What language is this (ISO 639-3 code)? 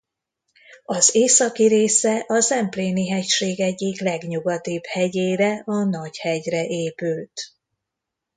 hun